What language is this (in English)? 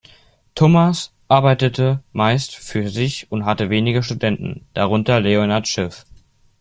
German